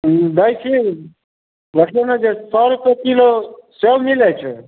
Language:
Maithili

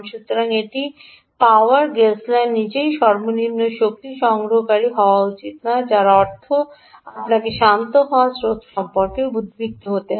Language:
Bangla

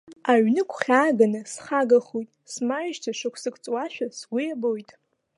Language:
Abkhazian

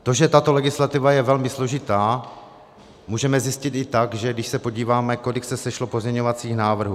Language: Czech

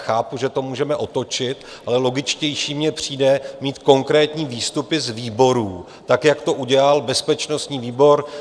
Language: Czech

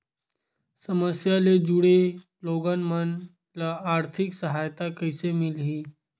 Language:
Chhattisgarhi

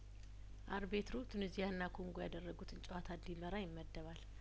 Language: Amharic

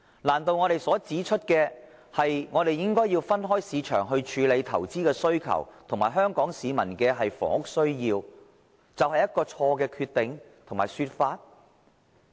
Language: Cantonese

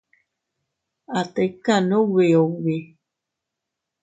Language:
Teutila Cuicatec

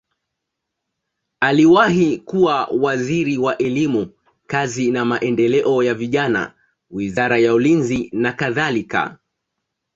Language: Swahili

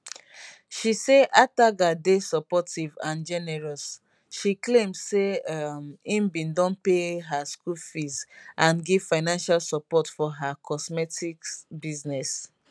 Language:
Nigerian Pidgin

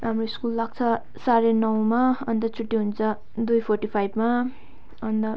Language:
Nepali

